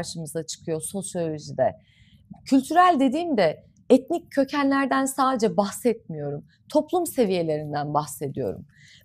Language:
Turkish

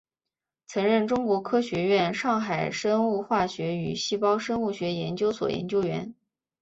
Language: Chinese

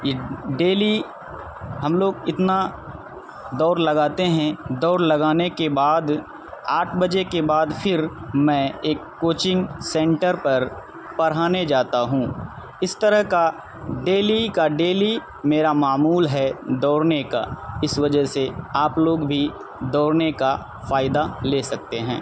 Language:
Urdu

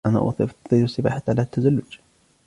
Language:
Arabic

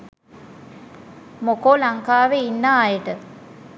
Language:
Sinhala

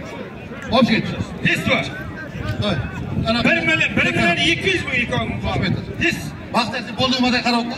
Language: Turkish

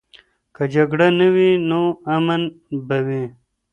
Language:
Pashto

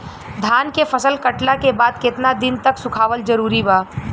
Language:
Bhojpuri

